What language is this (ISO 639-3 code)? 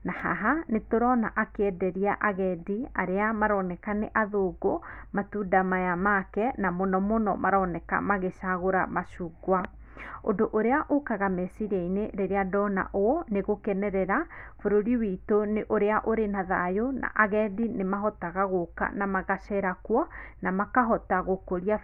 kik